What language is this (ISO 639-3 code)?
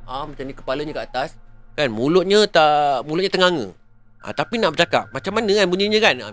msa